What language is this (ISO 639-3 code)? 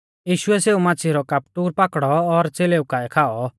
bfz